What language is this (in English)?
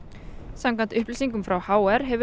Icelandic